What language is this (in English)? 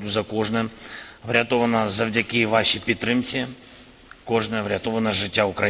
Ukrainian